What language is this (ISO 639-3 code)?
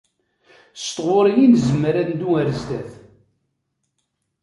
kab